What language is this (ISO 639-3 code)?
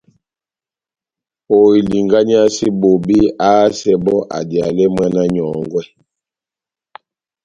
bnm